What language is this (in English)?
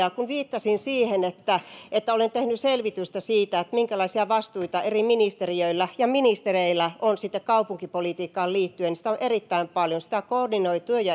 Finnish